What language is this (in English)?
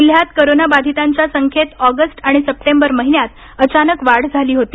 Marathi